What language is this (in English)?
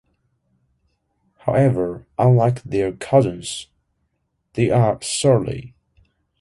English